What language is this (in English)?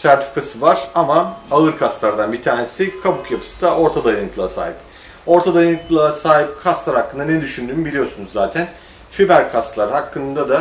Turkish